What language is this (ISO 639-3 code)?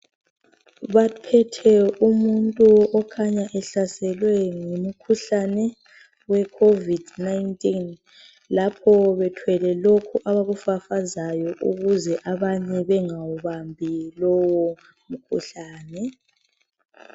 nde